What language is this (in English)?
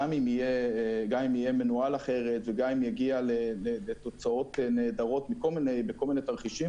Hebrew